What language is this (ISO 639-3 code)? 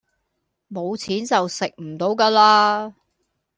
yue